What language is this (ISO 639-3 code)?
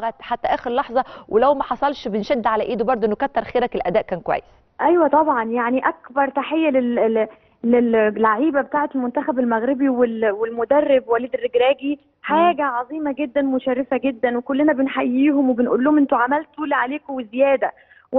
ara